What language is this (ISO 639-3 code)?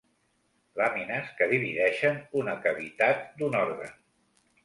cat